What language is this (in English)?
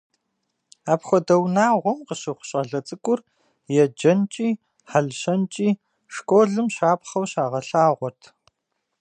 Kabardian